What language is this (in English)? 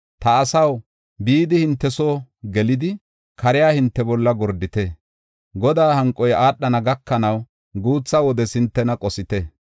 Gofa